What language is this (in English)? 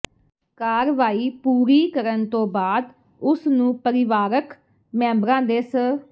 Punjabi